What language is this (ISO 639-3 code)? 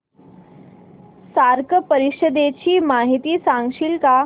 mar